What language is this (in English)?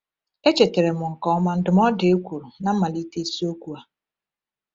Igbo